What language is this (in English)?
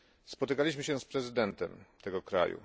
Polish